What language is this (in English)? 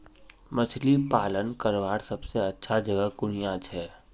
Magahi